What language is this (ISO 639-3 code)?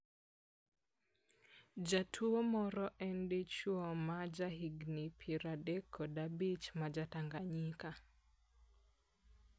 luo